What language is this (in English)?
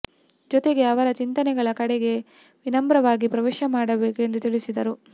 Kannada